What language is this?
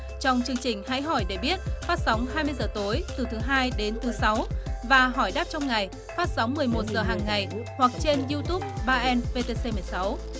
Vietnamese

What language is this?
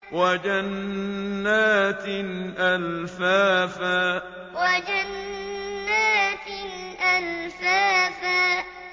Arabic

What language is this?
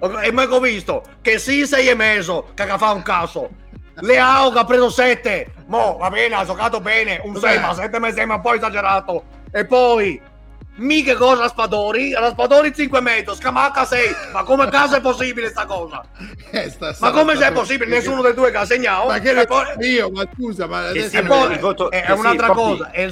Italian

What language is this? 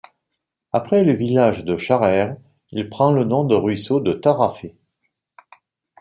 French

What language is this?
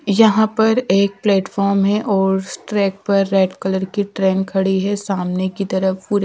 Hindi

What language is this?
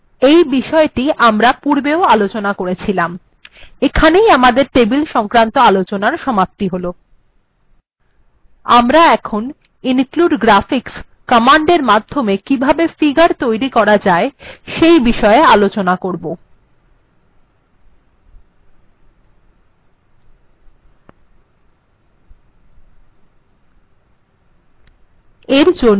Bangla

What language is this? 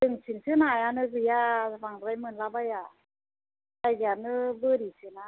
Bodo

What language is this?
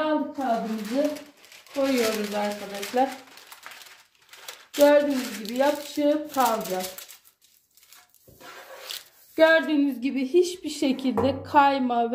Turkish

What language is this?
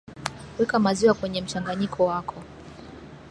Swahili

